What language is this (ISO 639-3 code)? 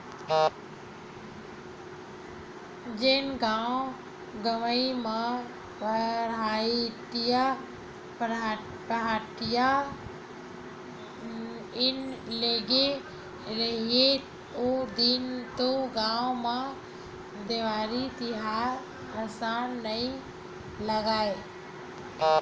hne